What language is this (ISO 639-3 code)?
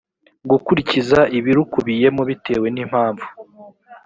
kin